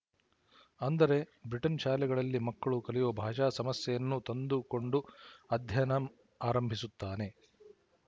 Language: Kannada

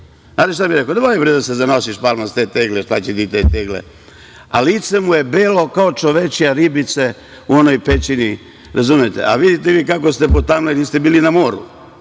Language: Serbian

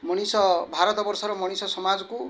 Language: Odia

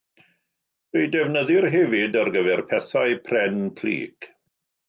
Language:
Welsh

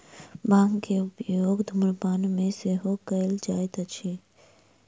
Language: Maithili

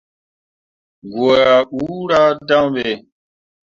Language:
Mundang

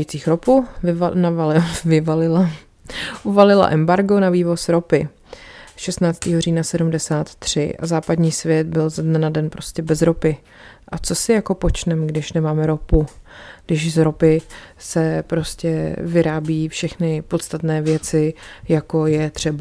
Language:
Czech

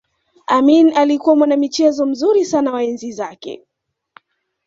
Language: Swahili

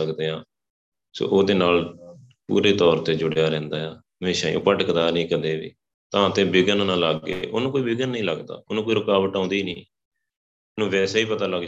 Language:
Punjabi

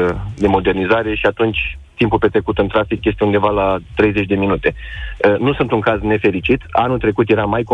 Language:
Romanian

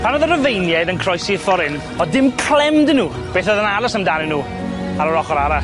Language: Welsh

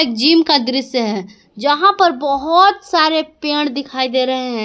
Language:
Hindi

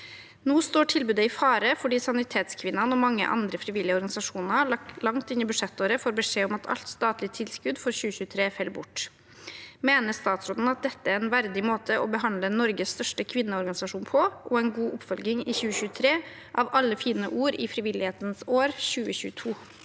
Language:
Norwegian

